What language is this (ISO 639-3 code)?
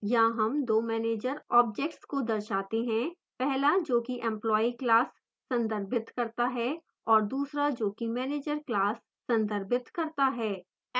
hin